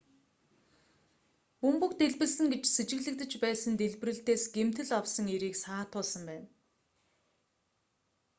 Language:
Mongolian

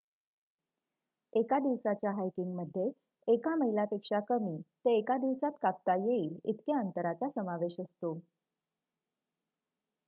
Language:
Marathi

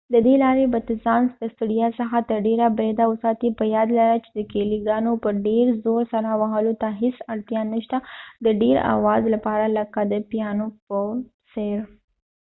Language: Pashto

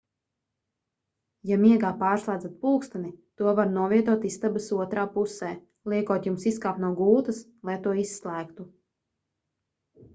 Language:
Latvian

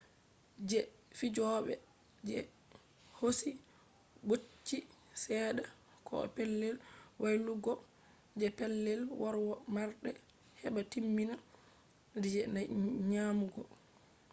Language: Fula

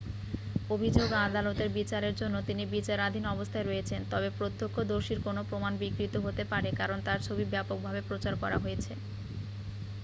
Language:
Bangla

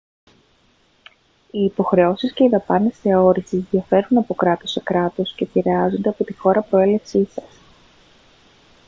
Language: Greek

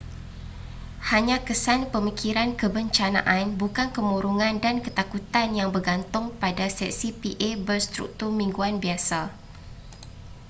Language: Malay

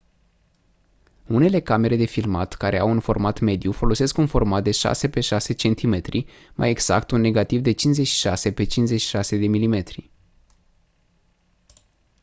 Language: Romanian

